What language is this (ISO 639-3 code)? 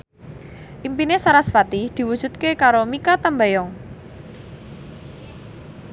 jav